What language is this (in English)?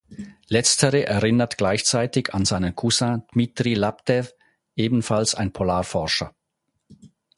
German